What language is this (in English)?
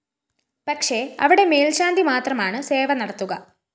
Malayalam